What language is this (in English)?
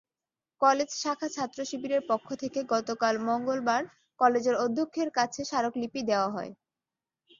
Bangla